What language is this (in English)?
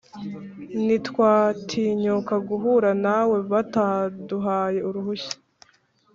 Kinyarwanda